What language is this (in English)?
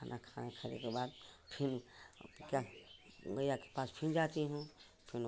Hindi